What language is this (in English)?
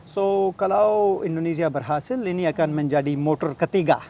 Indonesian